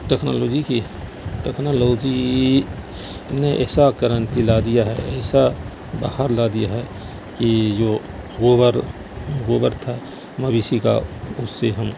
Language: Urdu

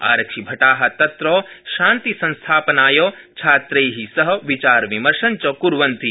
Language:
Sanskrit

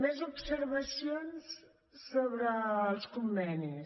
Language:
Catalan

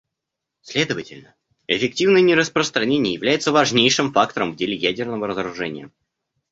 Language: Russian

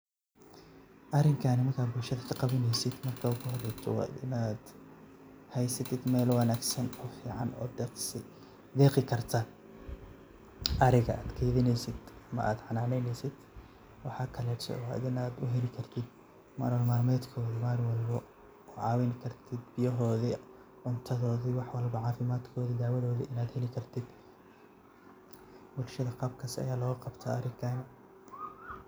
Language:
Somali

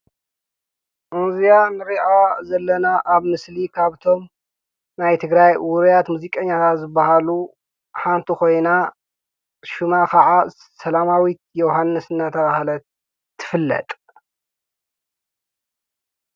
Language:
Tigrinya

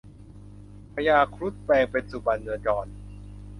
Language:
Thai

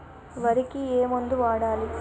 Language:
Telugu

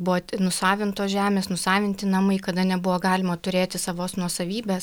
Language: Lithuanian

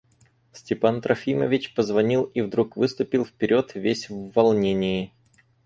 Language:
Russian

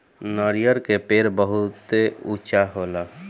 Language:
Bhojpuri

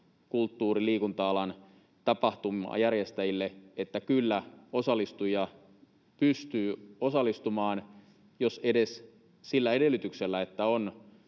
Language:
Finnish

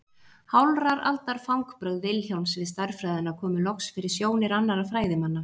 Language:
Icelandic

